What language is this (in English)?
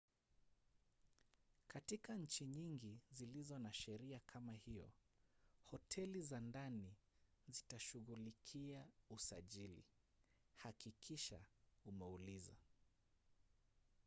Swahili